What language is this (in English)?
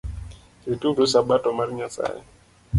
Luo (Kenya and Tanzania)